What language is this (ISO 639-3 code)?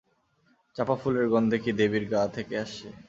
ben